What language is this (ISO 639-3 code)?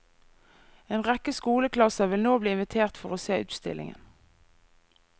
nor